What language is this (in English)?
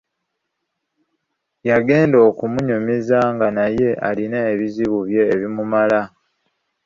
Ganda